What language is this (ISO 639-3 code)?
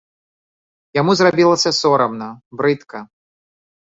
bel